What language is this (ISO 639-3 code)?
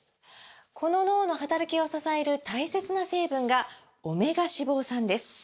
jpn